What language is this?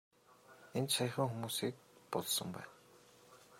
Mongolian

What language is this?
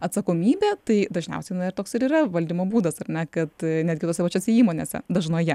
Lithuanian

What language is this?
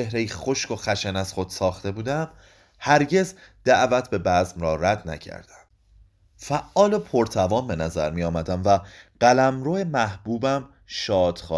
Persian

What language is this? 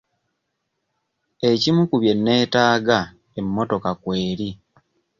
Ganda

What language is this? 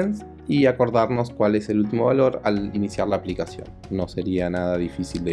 Spanish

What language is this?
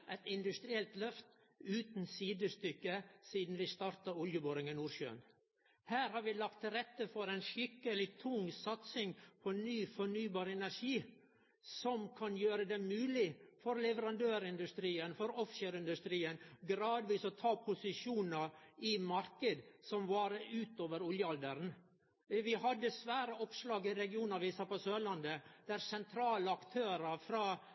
Norwegian Nynorsk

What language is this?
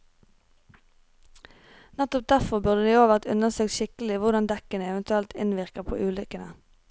Norwegian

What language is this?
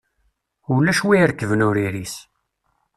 Kabyle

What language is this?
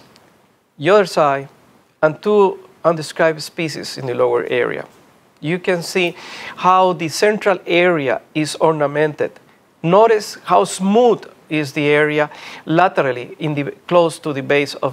English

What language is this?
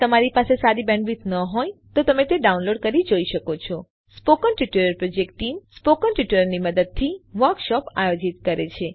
Gujarati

